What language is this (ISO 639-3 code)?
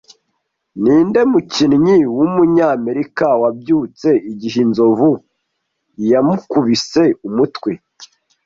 kin